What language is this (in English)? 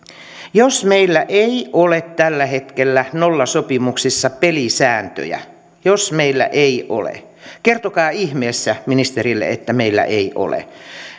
Finnish